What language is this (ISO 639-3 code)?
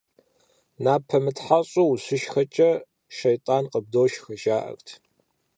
kbd